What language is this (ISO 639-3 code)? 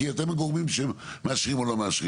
heb